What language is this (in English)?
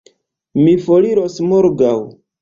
Esperanto